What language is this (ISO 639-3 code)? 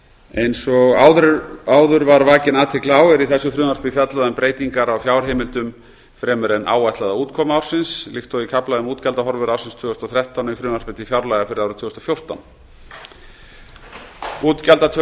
isl